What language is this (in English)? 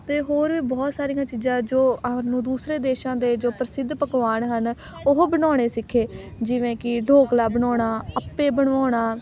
Punjabi